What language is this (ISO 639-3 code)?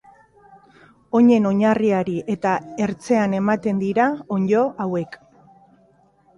eus